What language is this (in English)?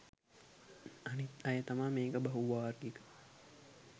Sinhala